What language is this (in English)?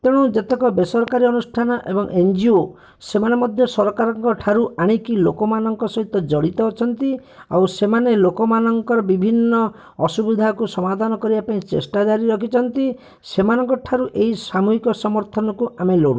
Odia